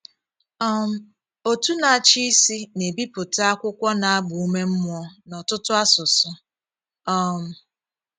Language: Igbo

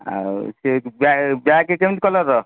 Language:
Odia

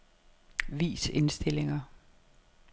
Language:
Danish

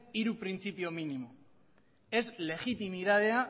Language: Basque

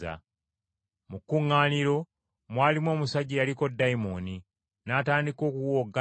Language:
Ganda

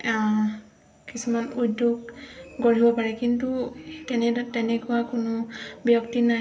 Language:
Assamese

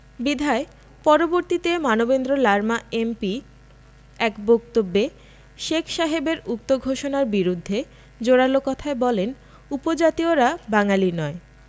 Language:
Bangla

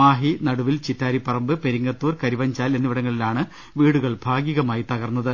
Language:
Malayalam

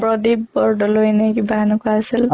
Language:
Assamese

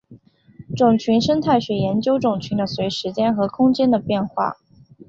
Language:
Chinese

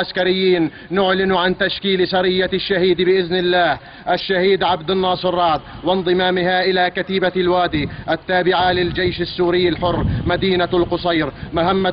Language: Arabic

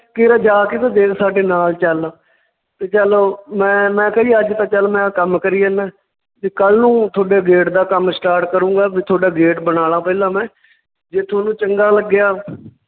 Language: Punjabi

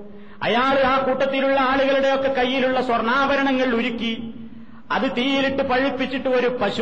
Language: Malayalam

